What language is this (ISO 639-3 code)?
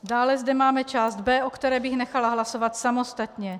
ces